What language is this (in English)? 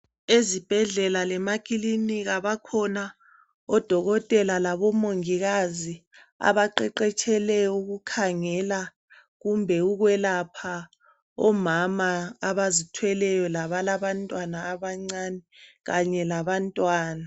North Ndebele